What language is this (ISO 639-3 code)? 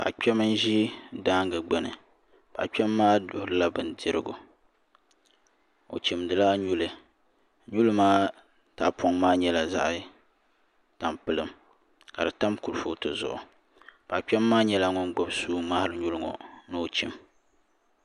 dag